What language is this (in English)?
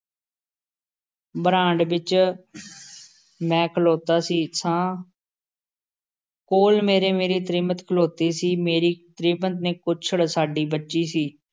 Punjabi